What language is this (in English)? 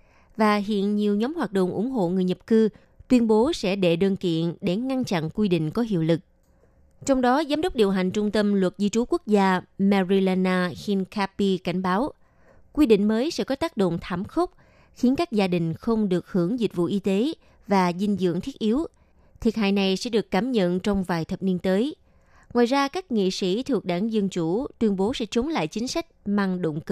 Vietnamese